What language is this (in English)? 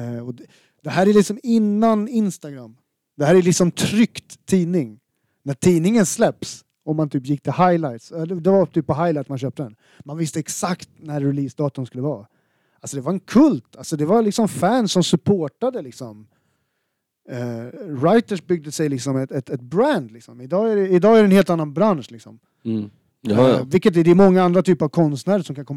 Swedish